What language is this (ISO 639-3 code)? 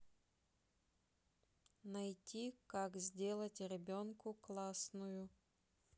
rus